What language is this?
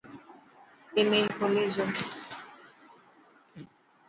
Dhatki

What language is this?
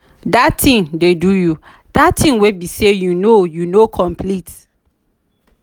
Nigerian Pidgin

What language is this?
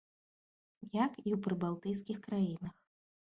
Belarusian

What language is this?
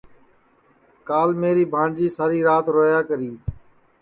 Sansi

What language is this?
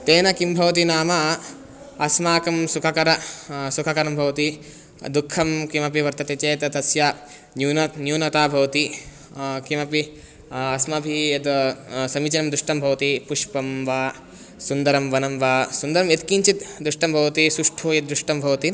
Sanskrit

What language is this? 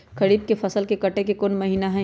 Magahi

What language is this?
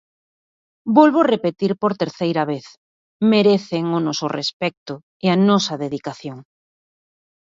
Galician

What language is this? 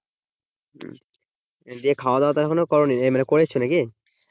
Bangla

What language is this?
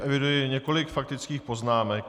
Czech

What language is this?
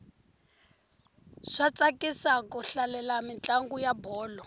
Tsonga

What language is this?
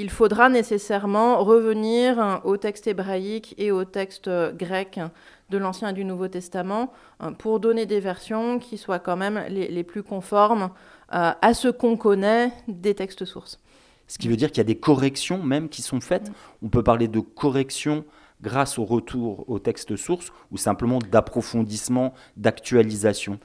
French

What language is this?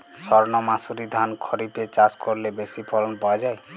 Bangla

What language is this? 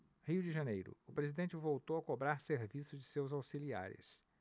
Portuguese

